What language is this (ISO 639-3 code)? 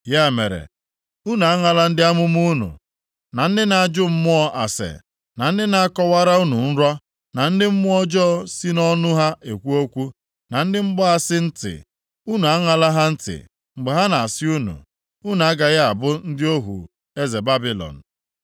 ibo